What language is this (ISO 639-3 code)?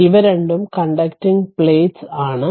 mal